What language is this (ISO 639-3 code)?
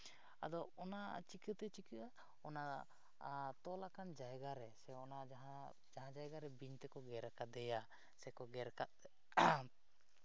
sat